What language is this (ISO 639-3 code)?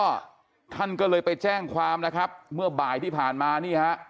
tha